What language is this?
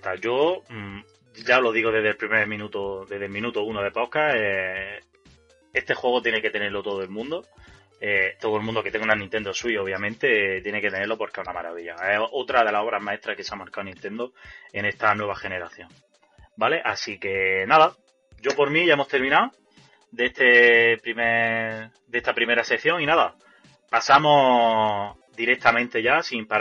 Spanish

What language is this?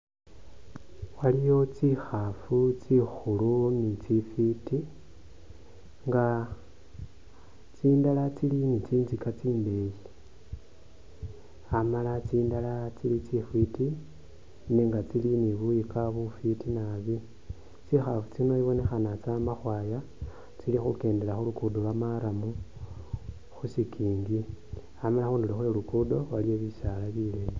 Masaaba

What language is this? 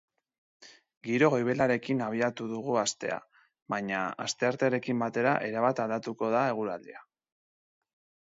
Basque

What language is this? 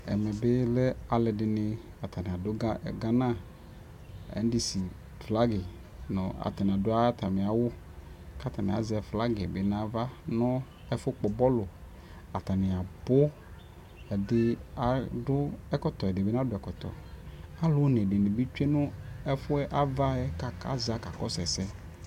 Ikposo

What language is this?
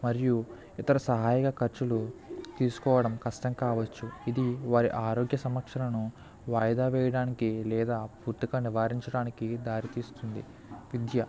Telugu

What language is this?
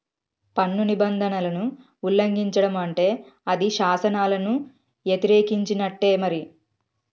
Telugu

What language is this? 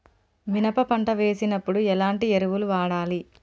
Telugu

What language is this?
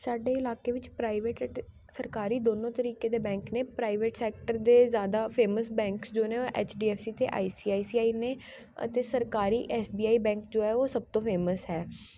Punjabi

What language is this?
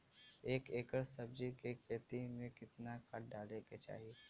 Bhojpuri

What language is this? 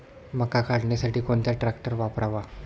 Marathi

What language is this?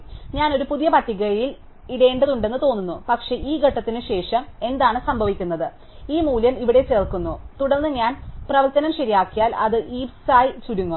Malayalam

